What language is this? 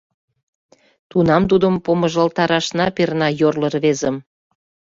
Mari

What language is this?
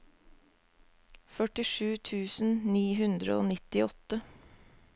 Norwegian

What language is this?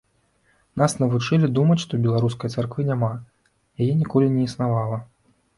Belarusian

